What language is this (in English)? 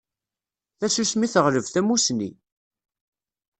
Kabyle